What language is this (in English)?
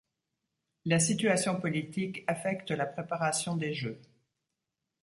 French